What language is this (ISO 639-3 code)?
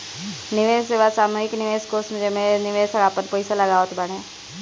bho